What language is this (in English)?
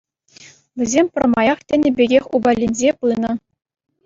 Chuvash